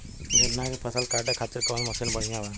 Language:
Bhojpuri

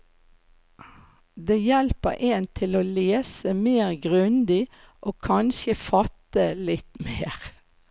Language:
Norwegian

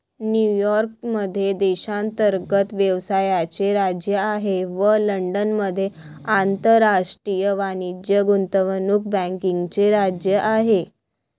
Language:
Marathi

